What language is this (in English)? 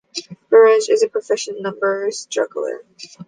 English